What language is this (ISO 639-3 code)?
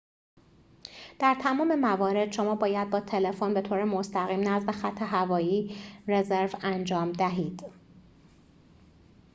fas